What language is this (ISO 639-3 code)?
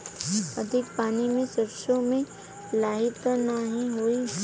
bho